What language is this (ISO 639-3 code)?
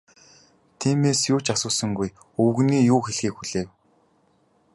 mon